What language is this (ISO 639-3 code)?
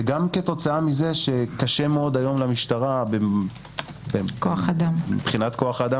heb